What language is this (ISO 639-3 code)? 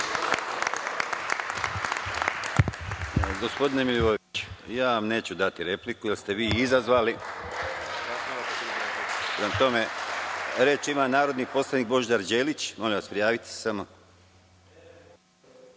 srp